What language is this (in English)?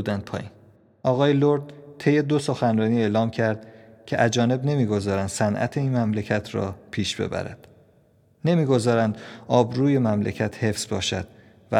Persian